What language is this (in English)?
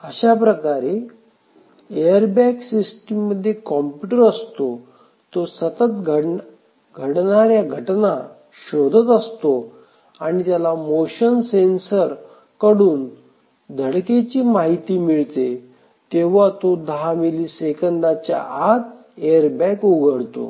Marathi